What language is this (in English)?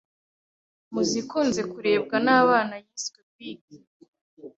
Kinyarwanda